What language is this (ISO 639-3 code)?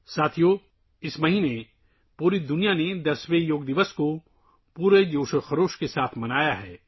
urd